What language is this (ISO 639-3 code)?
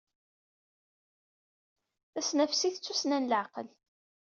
kab